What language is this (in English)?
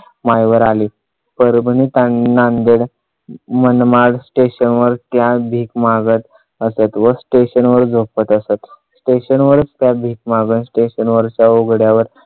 Marathi